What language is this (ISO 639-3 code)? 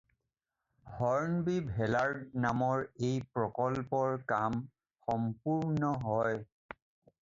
asm